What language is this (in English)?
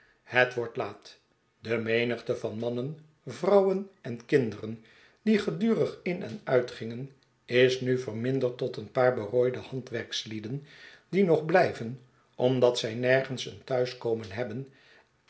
Dutch